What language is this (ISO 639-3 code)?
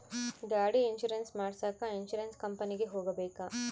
kan